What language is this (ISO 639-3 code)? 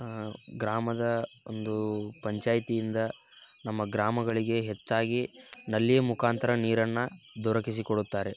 kan